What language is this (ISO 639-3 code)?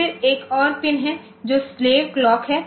hin